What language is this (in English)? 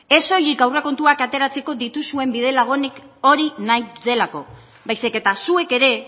Basque